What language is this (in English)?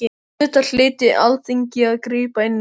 Icelandic